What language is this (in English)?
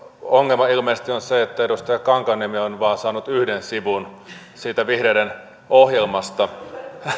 Finnish